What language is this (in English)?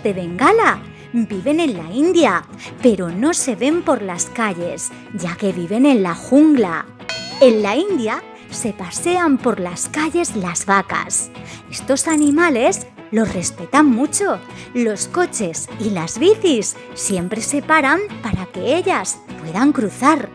Spanish